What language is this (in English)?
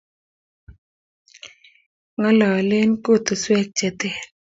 Kalenjin